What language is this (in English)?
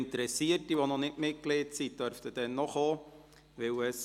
Swiss German